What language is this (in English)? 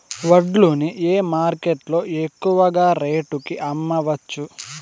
Telugu